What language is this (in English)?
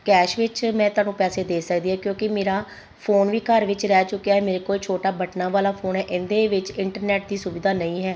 Punjabi